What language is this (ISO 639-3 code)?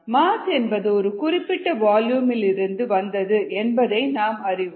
tam